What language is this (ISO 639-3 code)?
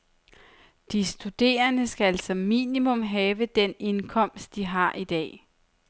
dan